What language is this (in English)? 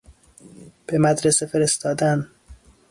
Persian